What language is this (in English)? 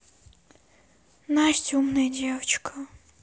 Russian